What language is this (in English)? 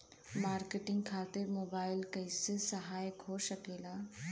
Bhojpuri